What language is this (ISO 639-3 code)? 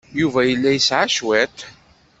kab